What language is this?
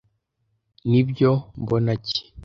Kinyarwanda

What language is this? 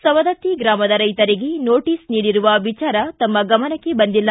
Kannada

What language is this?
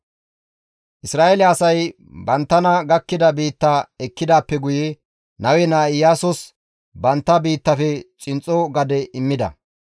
Gamo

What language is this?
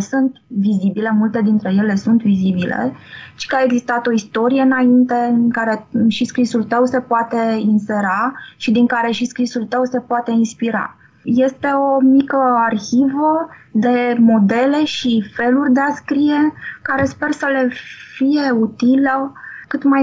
Romanian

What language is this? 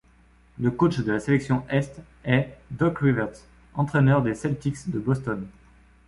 French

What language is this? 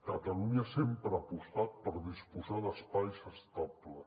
Catalan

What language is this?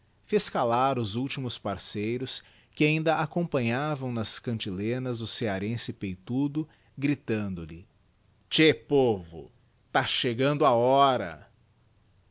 Portuguese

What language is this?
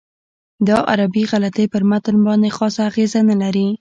Pashto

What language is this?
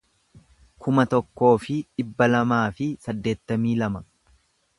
Oromo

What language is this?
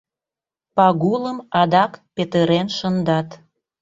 Mari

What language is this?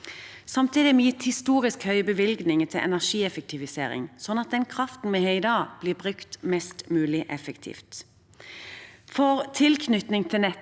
Norwegian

